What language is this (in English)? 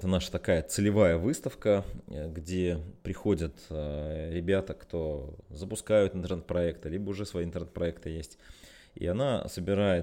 Russian